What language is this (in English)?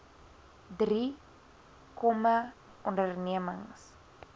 Afrikaans